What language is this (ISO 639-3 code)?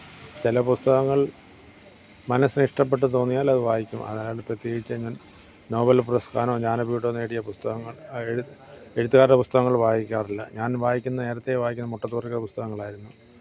mal